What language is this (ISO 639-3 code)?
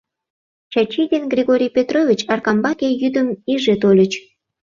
chm